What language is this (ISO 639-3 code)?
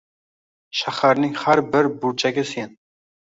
uzb